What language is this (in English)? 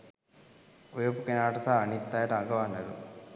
Sinhala